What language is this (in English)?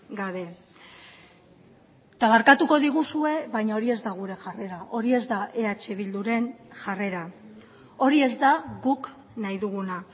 Basque